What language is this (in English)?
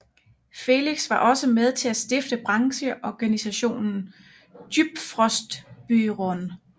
Danish